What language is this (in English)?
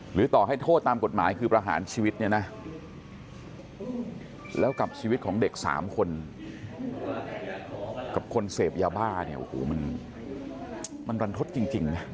Thai